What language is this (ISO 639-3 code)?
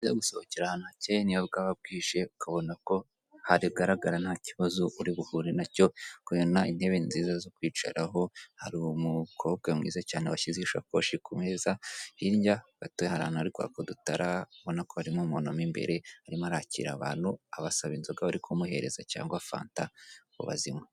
kin